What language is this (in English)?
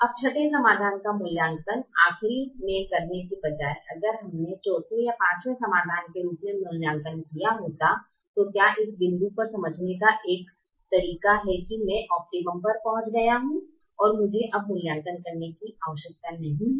Hindi